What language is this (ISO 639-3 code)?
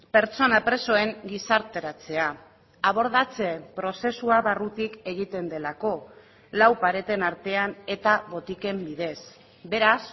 eus